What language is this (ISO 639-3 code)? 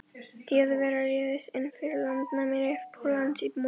isl